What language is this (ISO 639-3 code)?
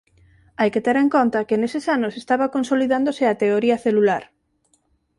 glg